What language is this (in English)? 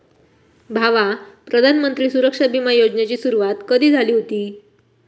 Marathi